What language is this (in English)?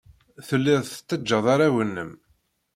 Kabyle